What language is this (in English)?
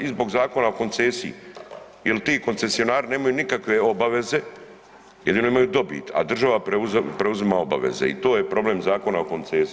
Croatian